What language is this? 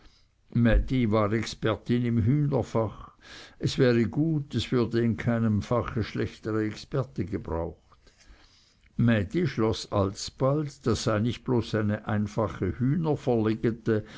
German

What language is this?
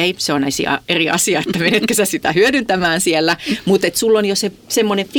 Finnish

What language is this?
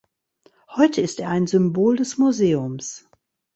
German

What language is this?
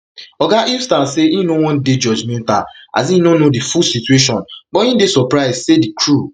Nigerian Pidgin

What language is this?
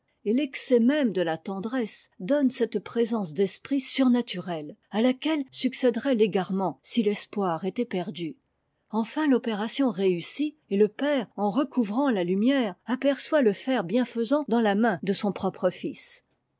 French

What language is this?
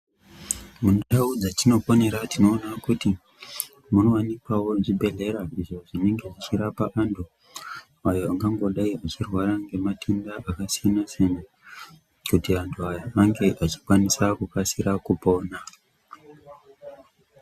Ndau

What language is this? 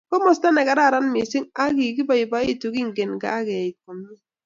Kalenjin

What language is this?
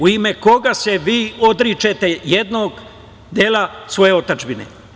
Serbian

